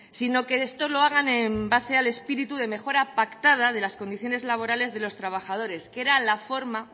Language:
Spanish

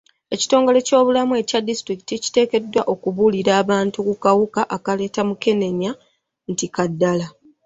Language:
Ganda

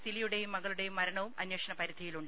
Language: Malayalam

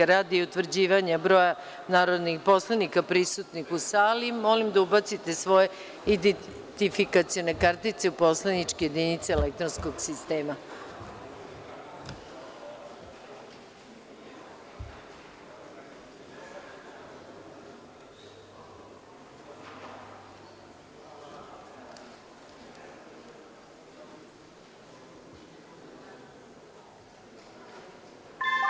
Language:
Serbian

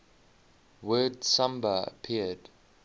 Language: English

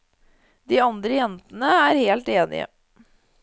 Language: Norwegian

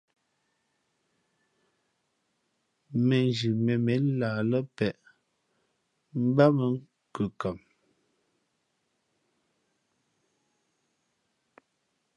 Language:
Fe'fe'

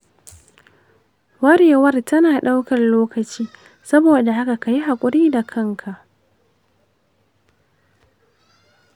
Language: Hausa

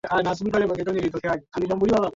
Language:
Swahili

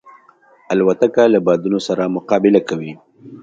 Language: Pashto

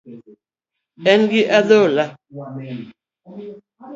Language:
Luo (Kenya and Tanzania)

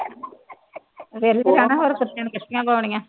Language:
Punjabi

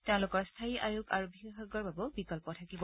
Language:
Assamese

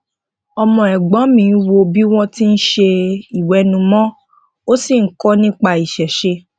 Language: Yoruba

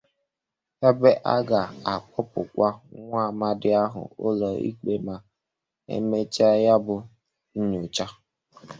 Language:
Igbo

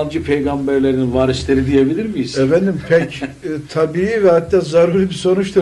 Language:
Turkish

